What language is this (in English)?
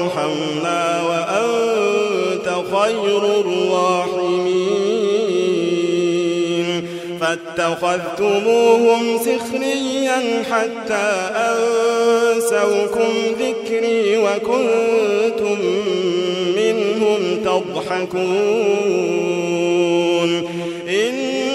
Arabic